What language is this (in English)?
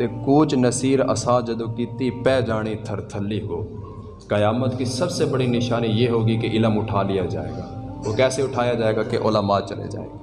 Urdu